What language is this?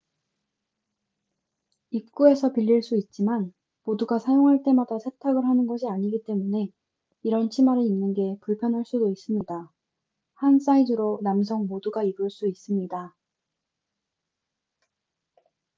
Korean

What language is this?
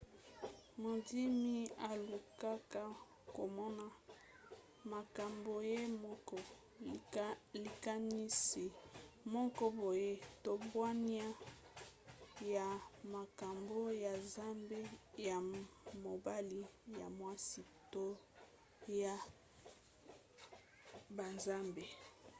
Lingala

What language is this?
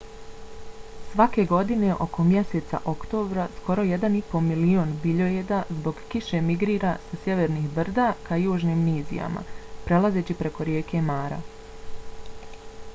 Bosnian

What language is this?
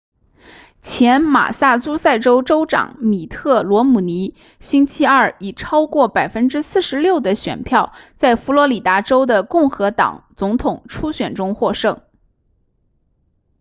Chinese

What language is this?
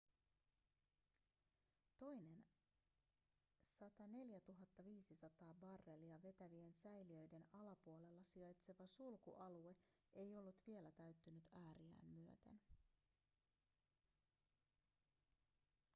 Finnish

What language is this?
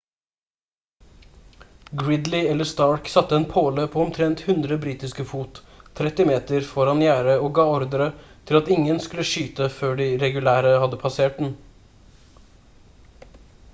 Norwegian Bokmål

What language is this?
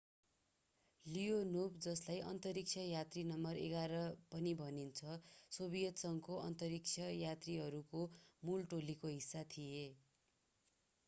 Nepali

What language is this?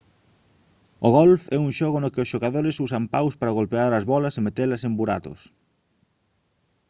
Galician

